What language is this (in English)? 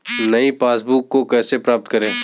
Hindi